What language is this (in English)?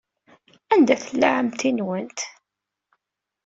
Kabyle